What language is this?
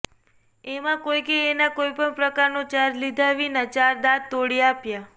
Gujarati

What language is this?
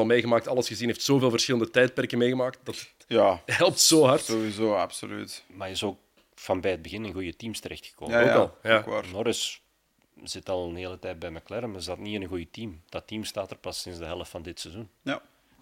Dutch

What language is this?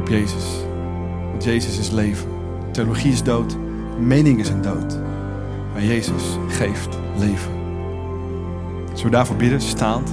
Dutch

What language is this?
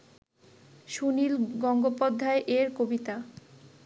Bangla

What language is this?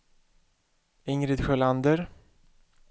Swedish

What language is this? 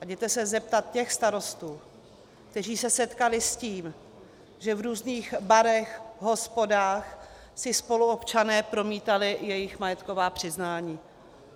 Czech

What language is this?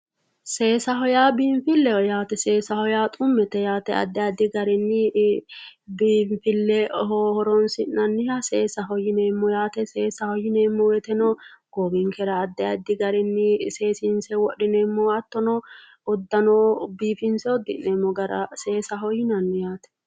Sidamo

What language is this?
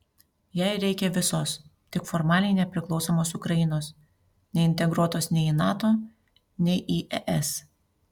Lithuanian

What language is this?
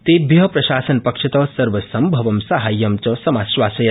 Sanskrit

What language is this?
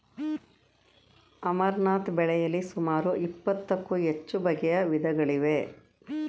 Kannada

